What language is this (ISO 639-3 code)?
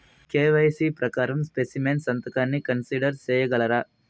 tel